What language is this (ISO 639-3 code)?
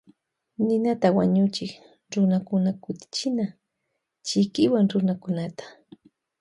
qvj